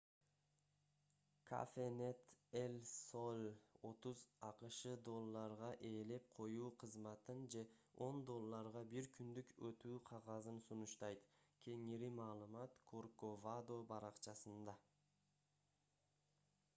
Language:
Kyrgyz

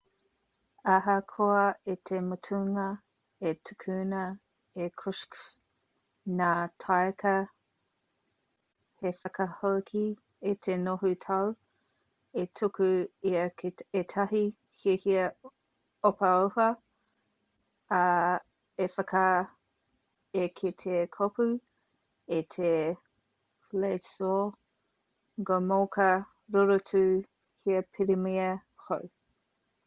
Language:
Māori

